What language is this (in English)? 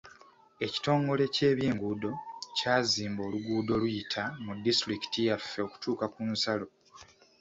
Ganda